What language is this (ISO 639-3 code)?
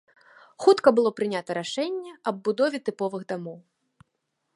bel